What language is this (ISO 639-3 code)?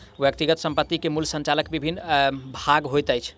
mai